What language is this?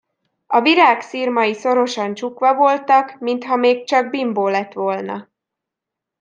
Hungarian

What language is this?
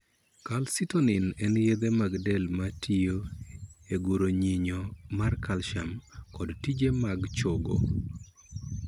Luo (Kenya and Tanzania)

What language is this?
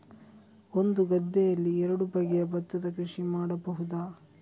Kannada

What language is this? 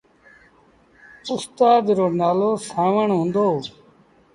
Sindhi Bhil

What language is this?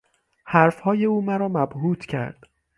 Persian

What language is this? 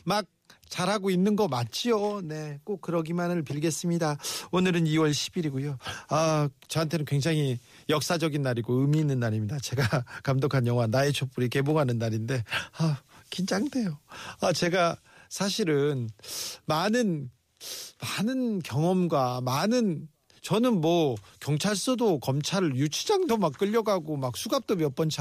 Korean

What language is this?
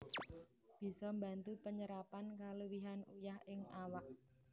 Javanese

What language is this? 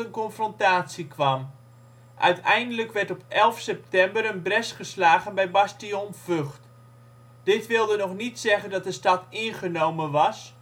Dutch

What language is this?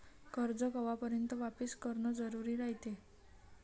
Marathi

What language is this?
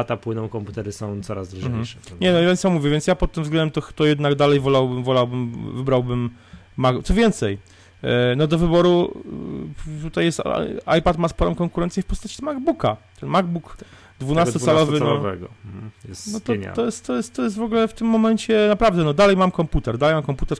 Polish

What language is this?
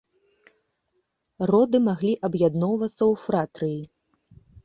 Belarusian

